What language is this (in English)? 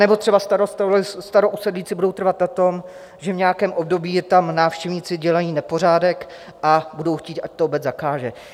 Czech